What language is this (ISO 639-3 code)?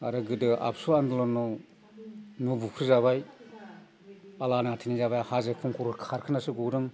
brx